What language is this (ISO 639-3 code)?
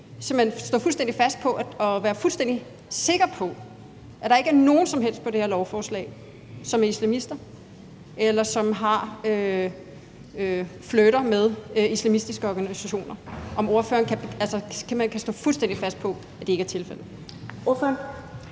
dan